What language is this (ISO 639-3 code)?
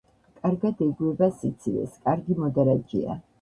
kat